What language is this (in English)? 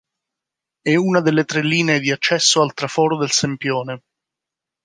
Italian